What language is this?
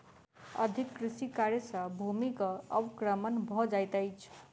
Maithili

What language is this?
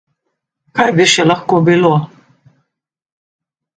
Slovenian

